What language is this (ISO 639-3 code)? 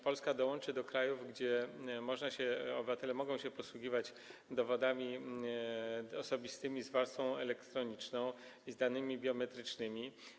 pol